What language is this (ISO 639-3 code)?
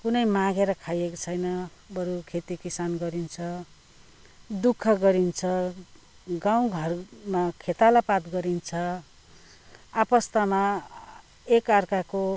nep